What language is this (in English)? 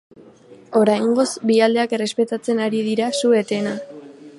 Basque